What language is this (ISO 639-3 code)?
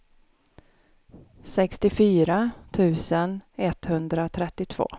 swe